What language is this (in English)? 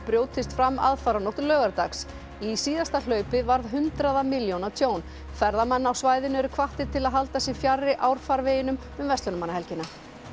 Icelandic